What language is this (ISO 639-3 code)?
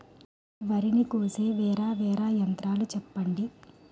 tel